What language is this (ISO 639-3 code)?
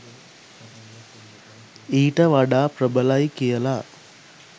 sin